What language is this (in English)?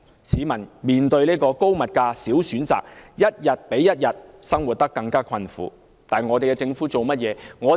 Cantonese